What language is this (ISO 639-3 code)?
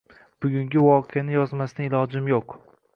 uzb